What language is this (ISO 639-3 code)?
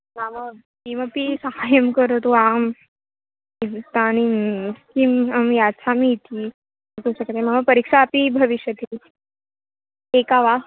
san